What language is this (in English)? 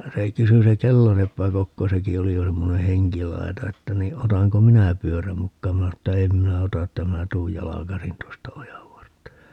Finnish